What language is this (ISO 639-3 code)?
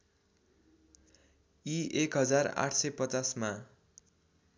nep